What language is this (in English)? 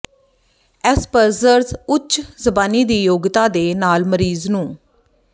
Punjabi